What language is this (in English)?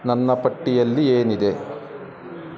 Kannada